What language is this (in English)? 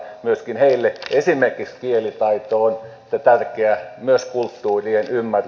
Finnish